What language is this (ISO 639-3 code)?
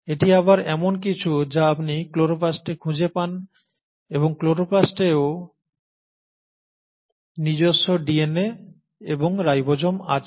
ben